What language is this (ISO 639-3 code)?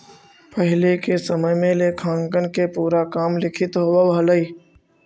mag